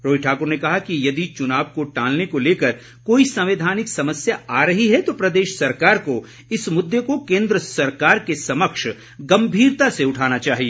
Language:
Hindi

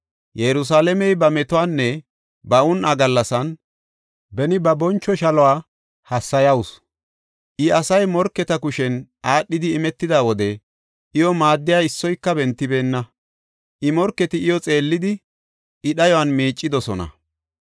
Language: Gofa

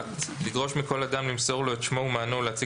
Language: Hebrew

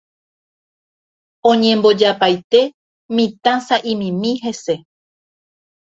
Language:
Guarani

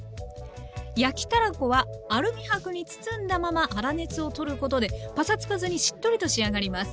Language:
Japanese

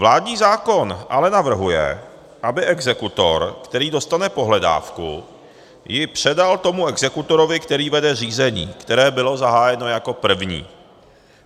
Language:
Czech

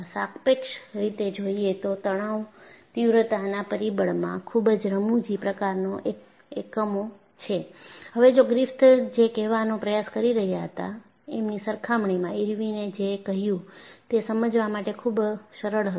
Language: Gujarati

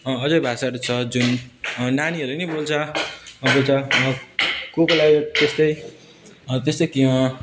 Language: Nepali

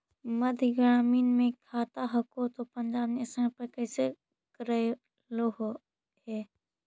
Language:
Magahi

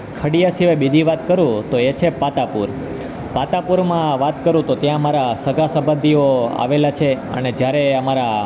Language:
Gujarati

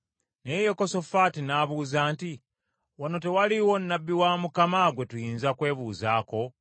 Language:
Ganda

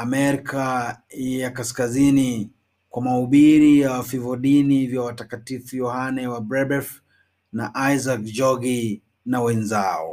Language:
Swahili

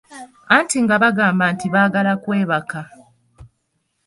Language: Ganda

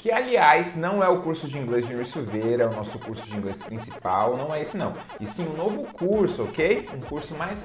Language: Portuguese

